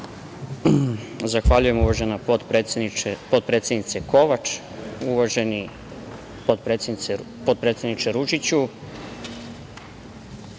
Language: Serbian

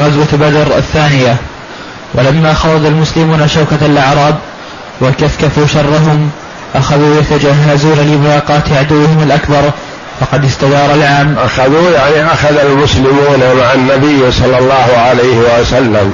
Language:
Arabic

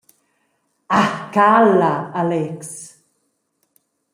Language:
Romansh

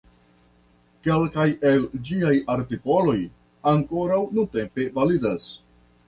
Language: Esperanto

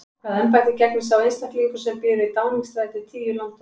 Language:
Icelandic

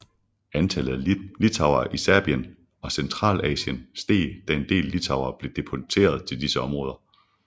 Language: Danish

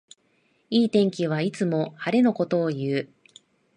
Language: Japanese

